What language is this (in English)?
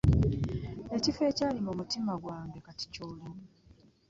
Ganda